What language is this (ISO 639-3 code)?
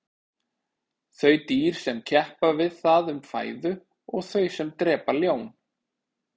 isl